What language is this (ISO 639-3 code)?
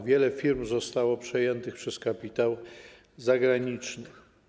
pol